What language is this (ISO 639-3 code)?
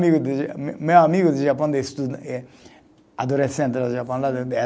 por